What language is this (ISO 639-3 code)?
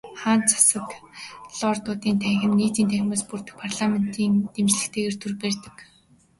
mon